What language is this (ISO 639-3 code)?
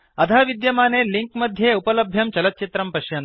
san